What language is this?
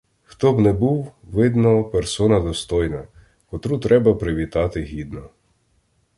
Ukrainian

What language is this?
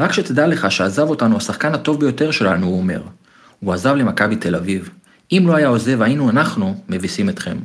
Hebrew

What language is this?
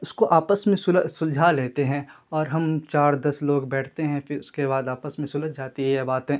Urdu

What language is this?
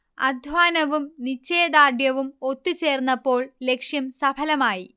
Malayalam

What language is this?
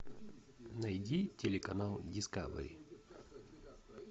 Russian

